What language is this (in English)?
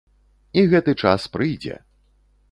Belarusian